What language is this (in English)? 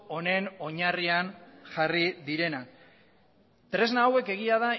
Basque